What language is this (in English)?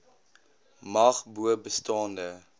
Afrikaans